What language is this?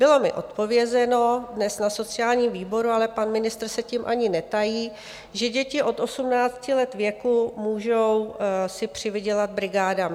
Czech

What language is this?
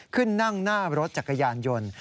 Thai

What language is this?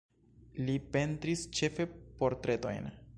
Esperanto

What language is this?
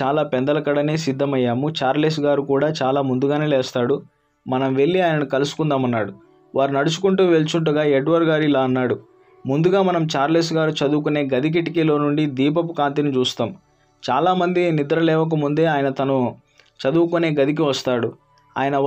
Telugu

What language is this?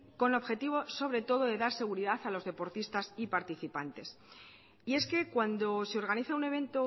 Spanish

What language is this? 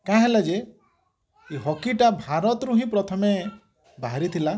Odia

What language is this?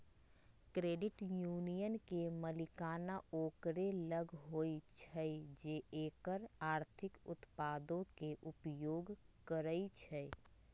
Magahi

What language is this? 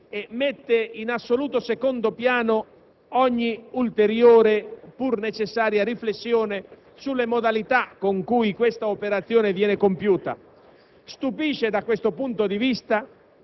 Italian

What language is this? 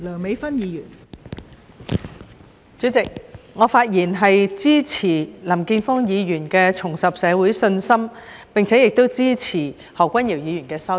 Cantonese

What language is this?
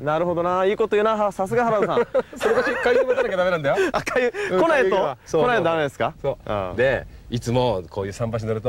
Japanese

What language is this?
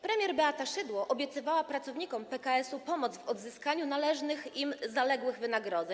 Polish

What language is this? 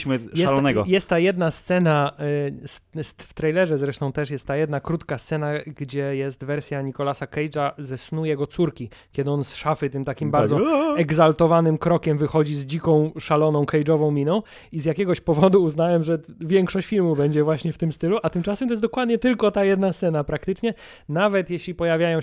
Polish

